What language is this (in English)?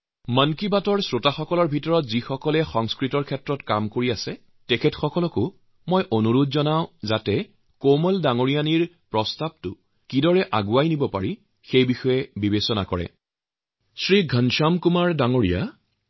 Assamese